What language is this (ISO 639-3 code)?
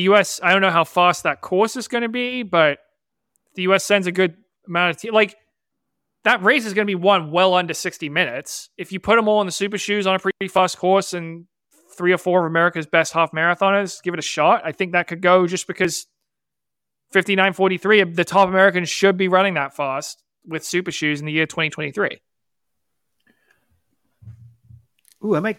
eng